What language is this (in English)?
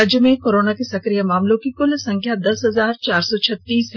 Hindi